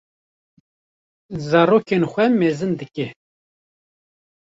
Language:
Kurdish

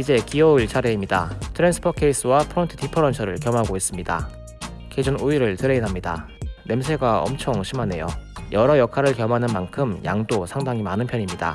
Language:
Korean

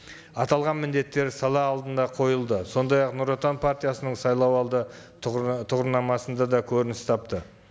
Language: Kazakh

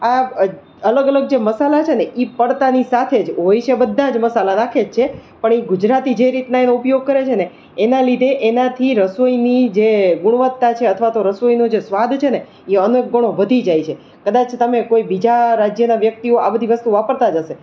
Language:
Gujarati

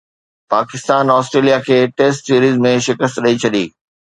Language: Sindhi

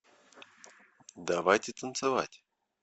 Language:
Russian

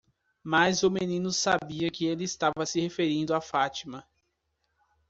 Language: Portuguese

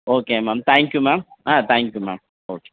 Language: Tamil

